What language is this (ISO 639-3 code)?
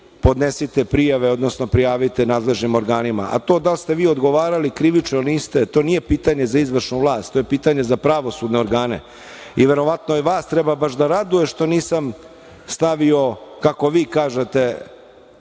srp